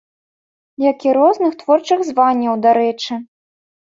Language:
Belarusian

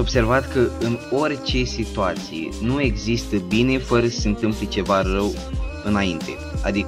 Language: Romanian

